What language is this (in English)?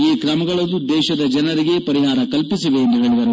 Kannada